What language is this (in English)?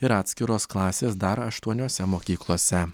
Lithuanian